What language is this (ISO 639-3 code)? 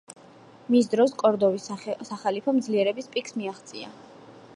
kat